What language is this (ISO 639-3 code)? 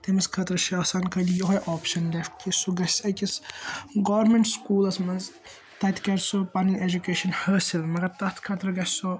kas